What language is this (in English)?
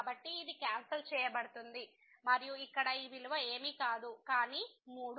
Telugu